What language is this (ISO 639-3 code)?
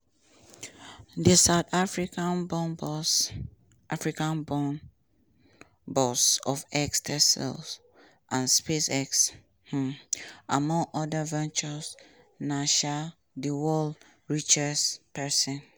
pcm